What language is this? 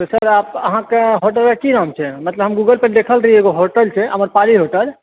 Maithili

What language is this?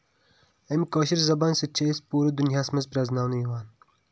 Kashmiri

